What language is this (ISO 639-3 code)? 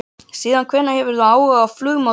isl